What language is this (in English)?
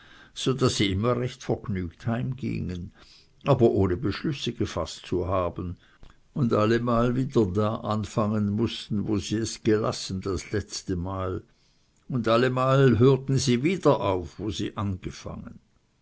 German